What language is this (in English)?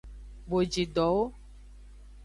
Aja (Benin)